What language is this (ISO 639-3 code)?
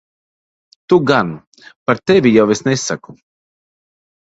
lav